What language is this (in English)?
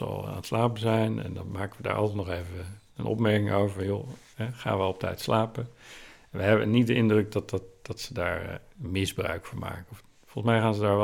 Dutch